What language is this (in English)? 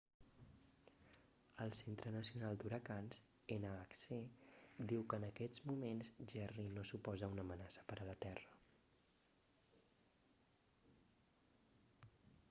Catalan